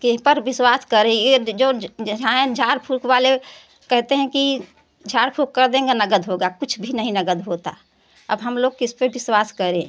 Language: Hindi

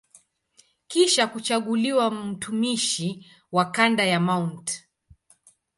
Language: Swahili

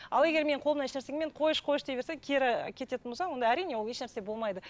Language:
Kazakh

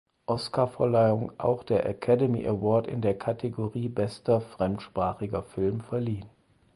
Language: German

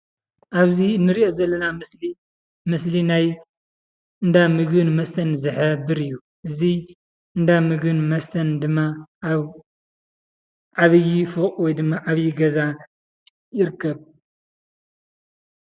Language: Tigrinya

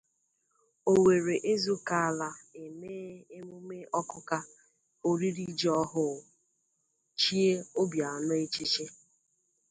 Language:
Igbo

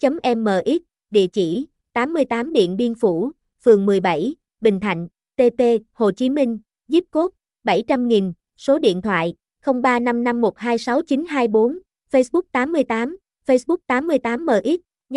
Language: Vietnamese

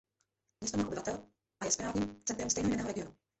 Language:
Czech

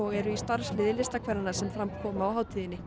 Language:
Icelandic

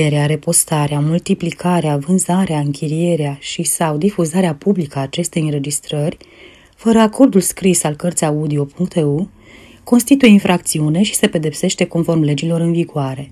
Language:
Romanian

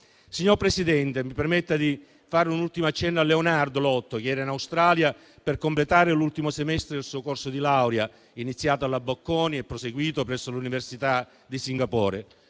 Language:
Italian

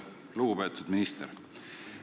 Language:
Estonian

